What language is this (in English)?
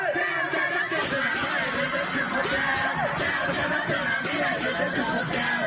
Thai